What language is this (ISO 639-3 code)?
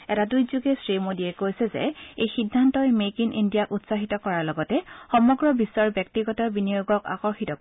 asm